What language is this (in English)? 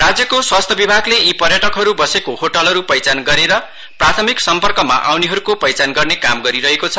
Nepali